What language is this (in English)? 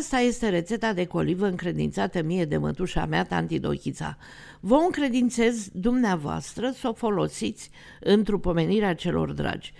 Romanian